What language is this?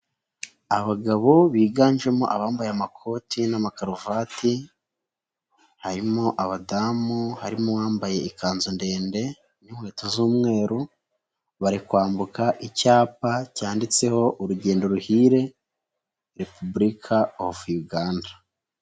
Kinyarwanda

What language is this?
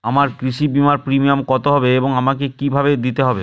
Bangla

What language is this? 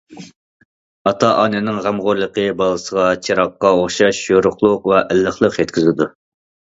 Uyghur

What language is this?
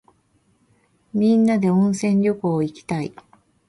Japanese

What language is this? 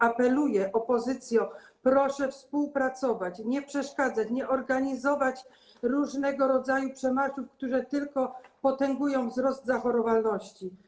Polish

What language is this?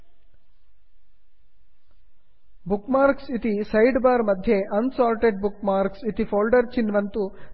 Sanskrit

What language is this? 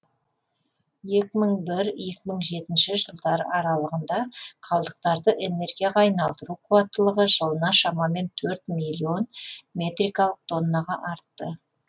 Kazakh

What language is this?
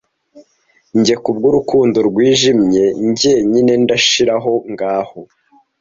Kinyarwanda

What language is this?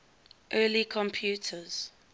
English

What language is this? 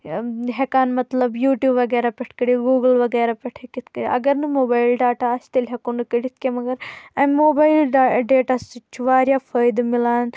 Kashmiri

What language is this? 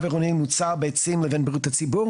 Hebrew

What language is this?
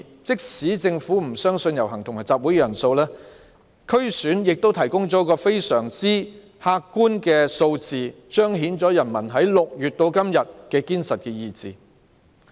Cantonese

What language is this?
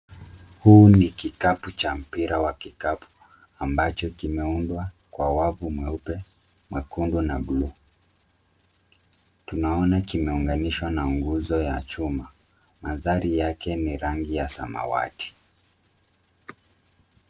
Swahili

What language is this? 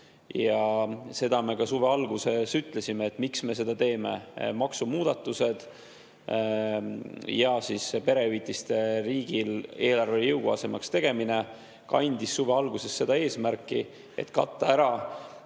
Estonian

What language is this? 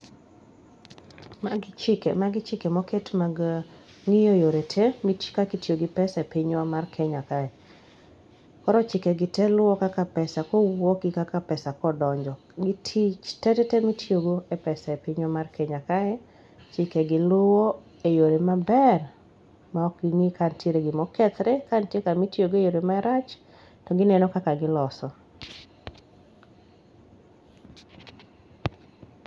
Luo (Kenya and Tanzania)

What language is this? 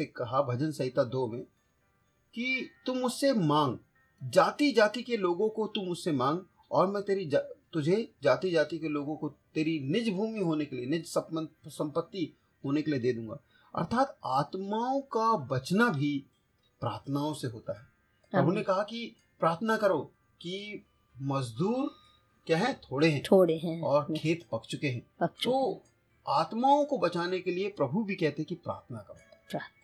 Hindi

